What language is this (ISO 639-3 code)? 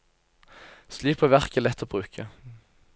nor